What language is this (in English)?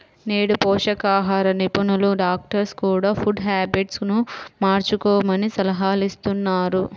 Telugu